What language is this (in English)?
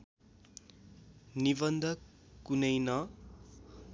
Nepali